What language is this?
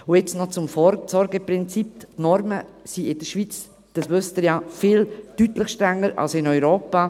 Swiss German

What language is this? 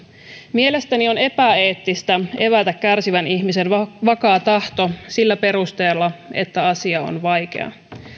Finnish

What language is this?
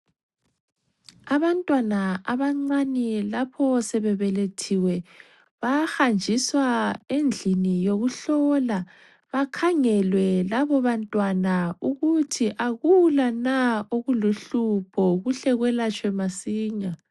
North Ndebele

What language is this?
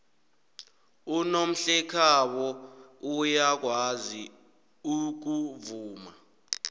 South Ndebele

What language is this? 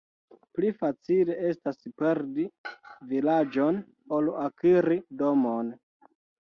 Esperanto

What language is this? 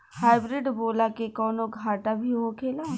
Bhojpuri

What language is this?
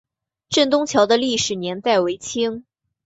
Chinese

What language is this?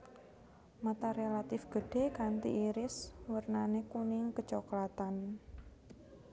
Javanese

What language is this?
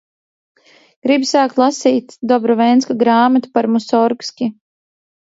Latvian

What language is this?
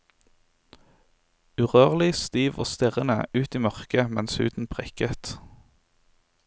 Norwegian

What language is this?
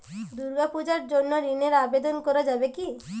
Bangla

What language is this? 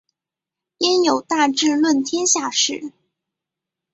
Chinese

